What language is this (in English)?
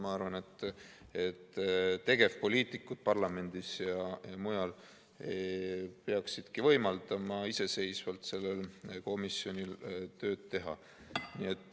Estonian